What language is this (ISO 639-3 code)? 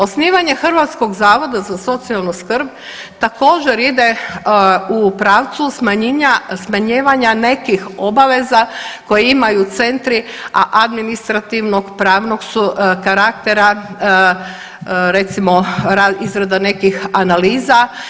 hrv